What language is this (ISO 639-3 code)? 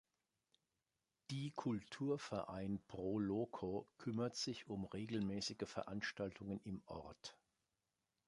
deu